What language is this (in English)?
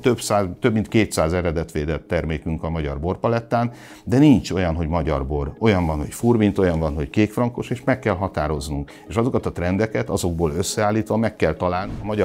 Hungarian